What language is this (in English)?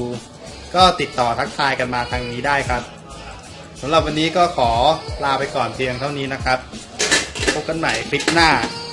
Thai